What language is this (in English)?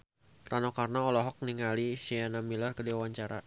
Sundanese